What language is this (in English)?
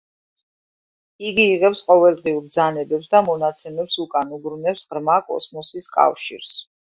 Georgian